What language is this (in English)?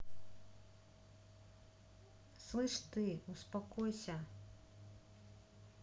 Russian